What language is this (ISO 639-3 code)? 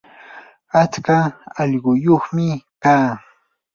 qur